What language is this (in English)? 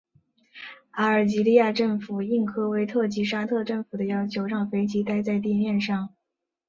Chinese